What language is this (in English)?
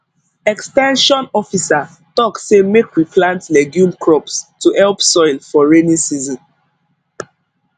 Nigerian Pidgin